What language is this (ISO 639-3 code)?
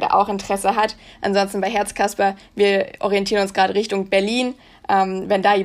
deu